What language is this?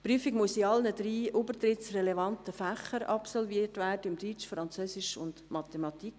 Swiss German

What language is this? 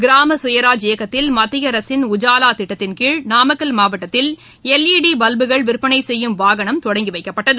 Tamil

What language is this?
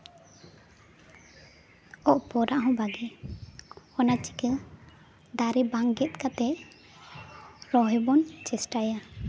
Santali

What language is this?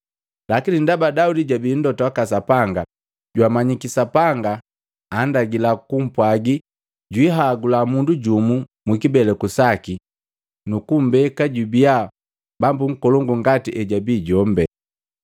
Matengo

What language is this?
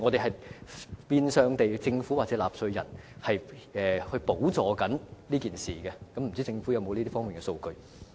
Cantonese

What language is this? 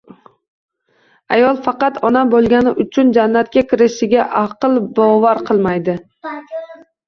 Uzbek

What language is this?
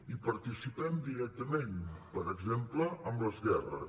Catalan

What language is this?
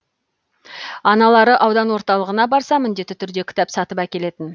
Kazakh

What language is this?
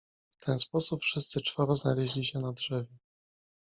Polish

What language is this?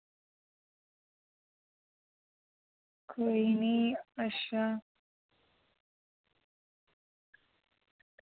Dogri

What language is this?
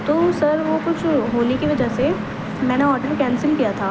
Urdu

